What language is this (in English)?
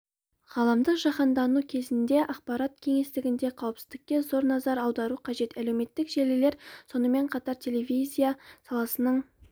Kazakh